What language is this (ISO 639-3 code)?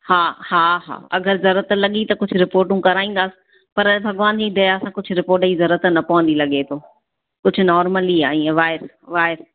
snd